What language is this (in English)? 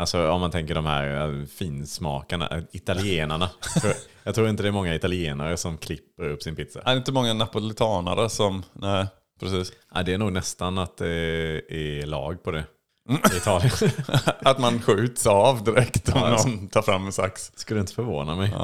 Swedish